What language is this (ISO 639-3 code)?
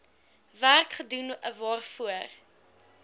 afr